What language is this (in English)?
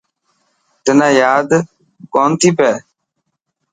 Dhatki